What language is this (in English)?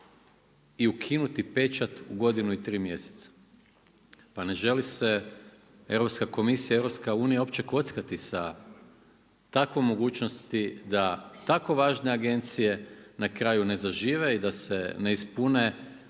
Croatian